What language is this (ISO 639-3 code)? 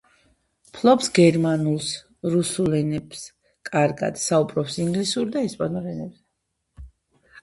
kat